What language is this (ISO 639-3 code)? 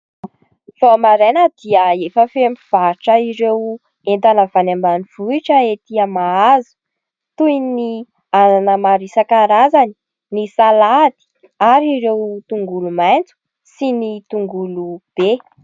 mlg